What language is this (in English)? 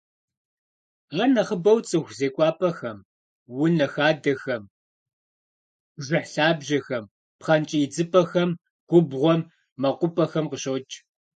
Kabardian